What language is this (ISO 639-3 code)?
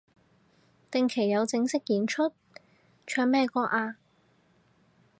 yue